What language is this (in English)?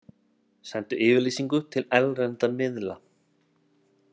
Icelandic